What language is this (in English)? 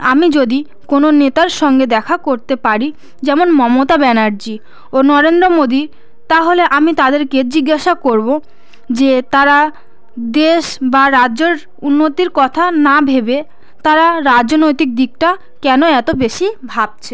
Bangla